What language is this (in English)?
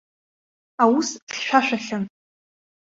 Abkhazian